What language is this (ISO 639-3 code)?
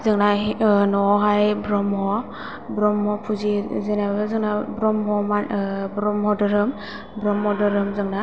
brx